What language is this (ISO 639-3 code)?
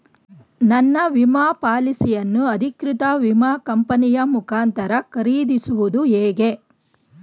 kan